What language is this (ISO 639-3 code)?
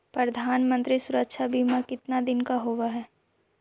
mag